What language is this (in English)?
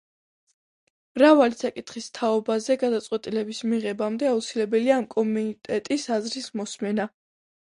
Georgian